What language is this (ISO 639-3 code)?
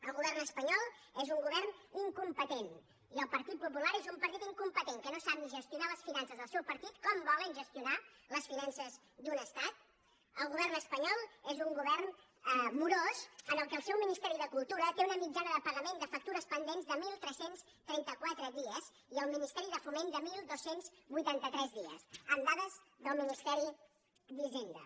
cat